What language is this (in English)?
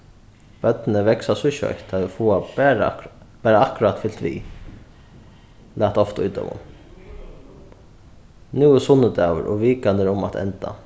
Faroese